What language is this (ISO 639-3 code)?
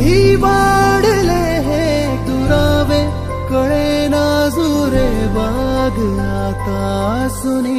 hin